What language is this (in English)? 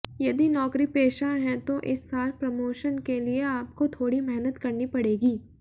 Hindi